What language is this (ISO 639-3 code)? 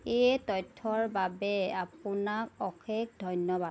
asm